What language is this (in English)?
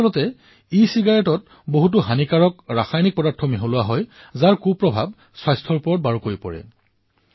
Assamese